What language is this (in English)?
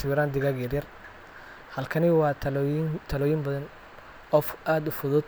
Somali